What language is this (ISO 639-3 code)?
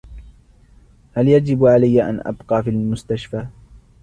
ara